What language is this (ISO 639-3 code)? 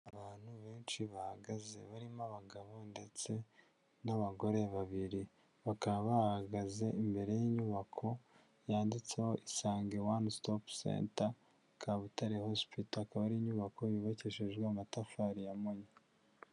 kin